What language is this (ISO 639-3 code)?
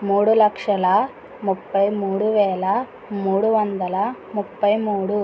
tel